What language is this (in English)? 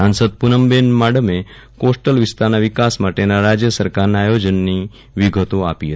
Gujarati